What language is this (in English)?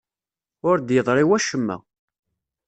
Kabyle